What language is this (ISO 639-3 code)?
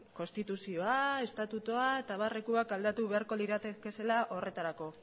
eus